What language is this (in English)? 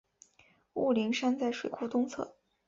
Chinese